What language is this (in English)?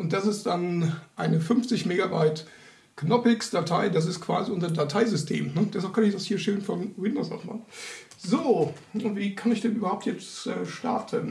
German